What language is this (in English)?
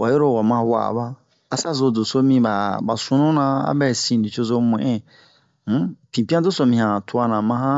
Bomu